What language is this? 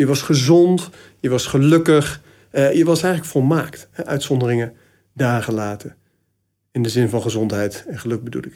Dutch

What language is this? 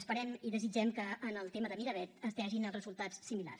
Catalan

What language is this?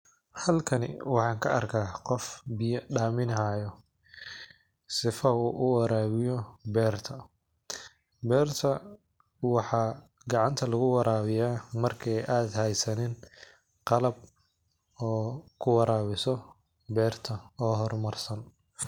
Somali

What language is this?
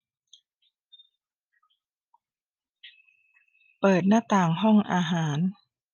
Thai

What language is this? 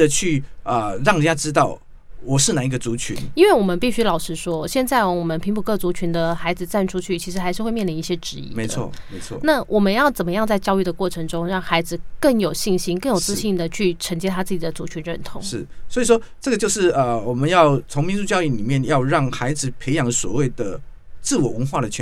Chinese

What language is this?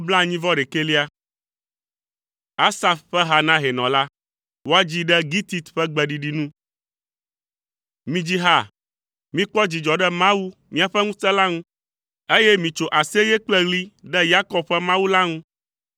Ewe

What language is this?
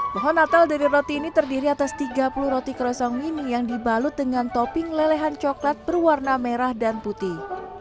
Indonesian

